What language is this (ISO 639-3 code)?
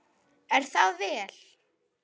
isl